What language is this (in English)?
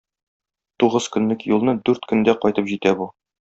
Tatar